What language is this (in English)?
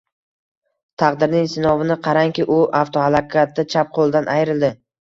Uzbek